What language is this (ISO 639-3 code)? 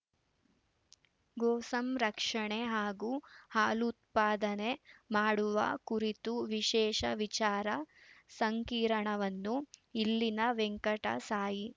kan